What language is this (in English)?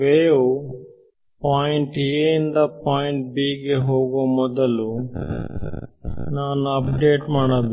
Kannada